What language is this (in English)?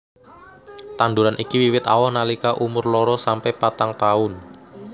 Javanese